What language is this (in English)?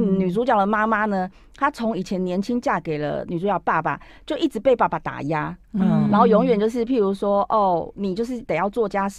Chinese